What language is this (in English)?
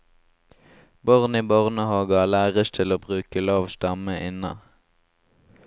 Norwegian